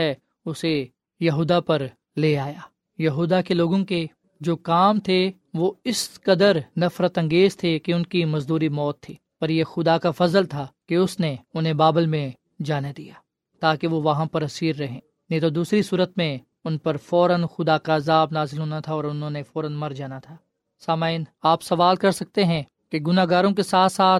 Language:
Urdu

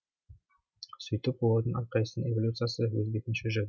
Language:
Kazakh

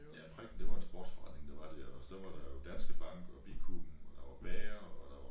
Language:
Danish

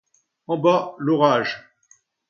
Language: French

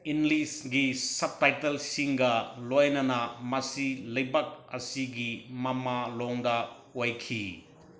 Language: Manipuri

